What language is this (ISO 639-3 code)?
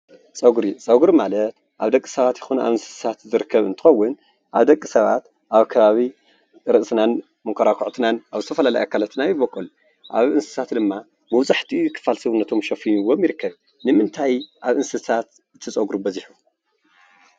tir